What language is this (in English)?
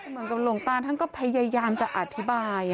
Thai